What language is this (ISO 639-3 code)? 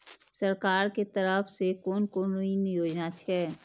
mai